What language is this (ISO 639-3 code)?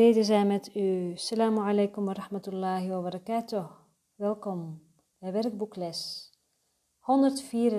nld